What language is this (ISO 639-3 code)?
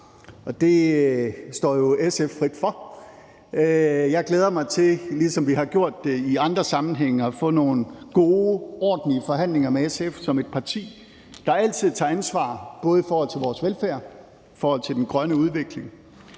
dan